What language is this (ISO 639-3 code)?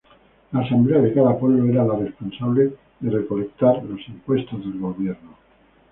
spa